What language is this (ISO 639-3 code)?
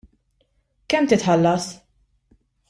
mlt